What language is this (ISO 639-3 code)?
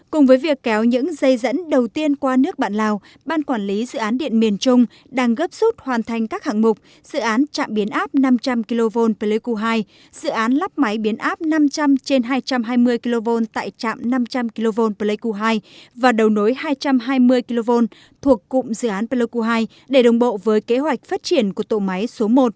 vie